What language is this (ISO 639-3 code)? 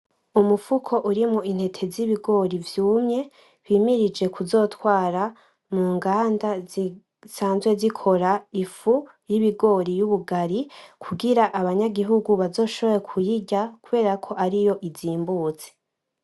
run